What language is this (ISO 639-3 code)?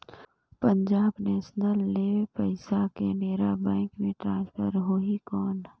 hne